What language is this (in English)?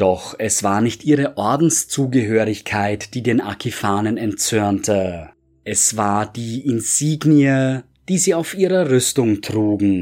German